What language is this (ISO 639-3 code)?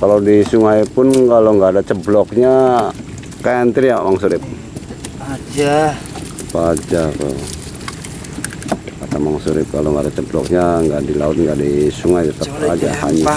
ind